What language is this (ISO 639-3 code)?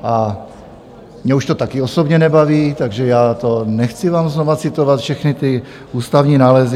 ces